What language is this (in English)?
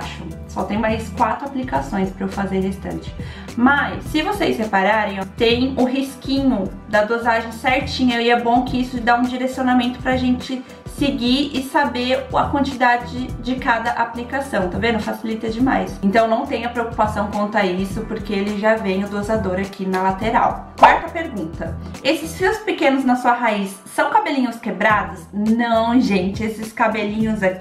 Portuguese